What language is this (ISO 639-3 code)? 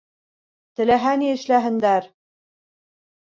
bak